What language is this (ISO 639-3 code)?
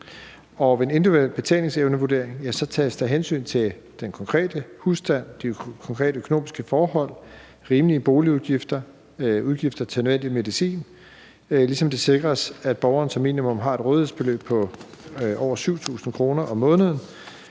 dan